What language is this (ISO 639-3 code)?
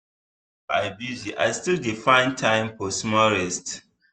pcm